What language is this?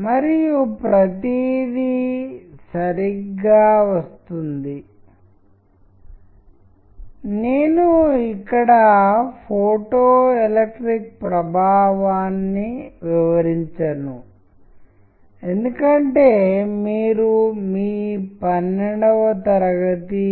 Telugu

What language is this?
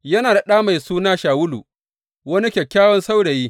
Hausa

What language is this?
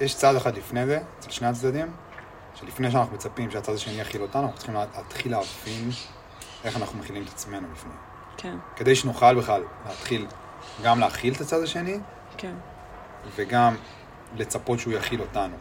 Hebrew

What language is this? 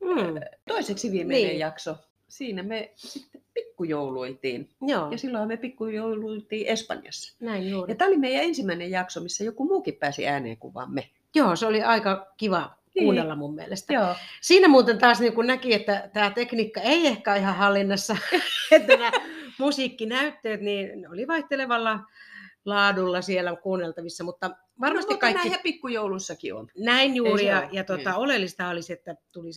Finnish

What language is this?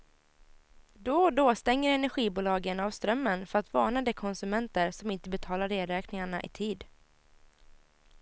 Swedish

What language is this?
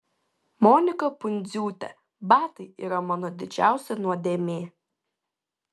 Lithuanian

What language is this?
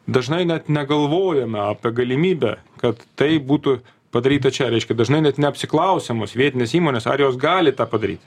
Lithuanian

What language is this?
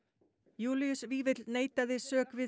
Icelandic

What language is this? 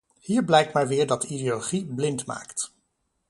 Dutch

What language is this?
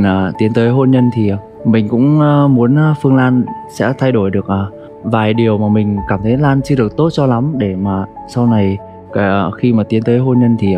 Vietnamese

